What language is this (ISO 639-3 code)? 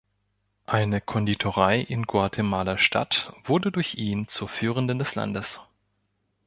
deu